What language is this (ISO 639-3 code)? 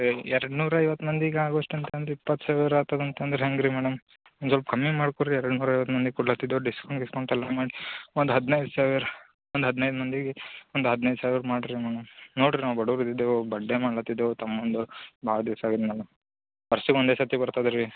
kan